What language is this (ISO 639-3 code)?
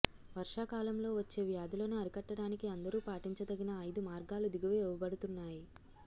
tel